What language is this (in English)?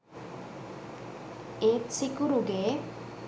Sinhala